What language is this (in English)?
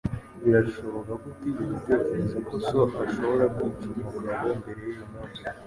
Kinyarwanda